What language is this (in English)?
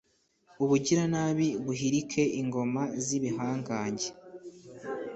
Kinyarwanda